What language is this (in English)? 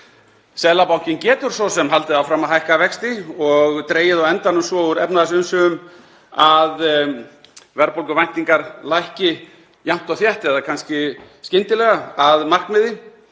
Icelandic